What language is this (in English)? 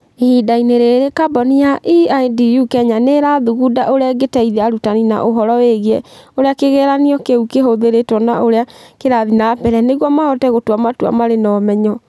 Kikuyu